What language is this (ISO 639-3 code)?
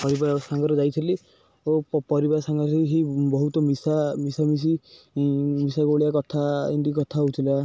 ori